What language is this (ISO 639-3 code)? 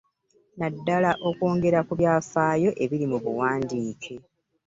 lug